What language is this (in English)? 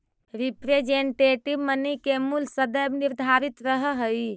Magahi